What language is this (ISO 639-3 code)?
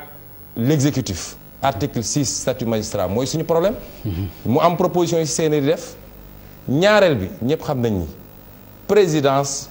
fra